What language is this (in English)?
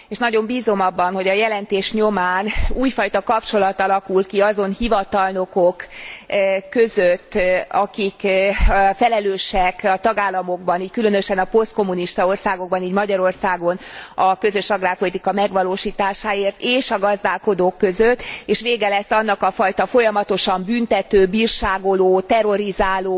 Hungarian